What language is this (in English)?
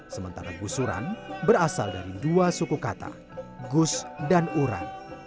Indonesian